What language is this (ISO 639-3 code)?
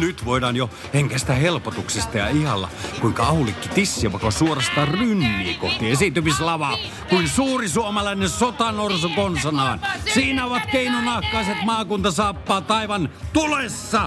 fin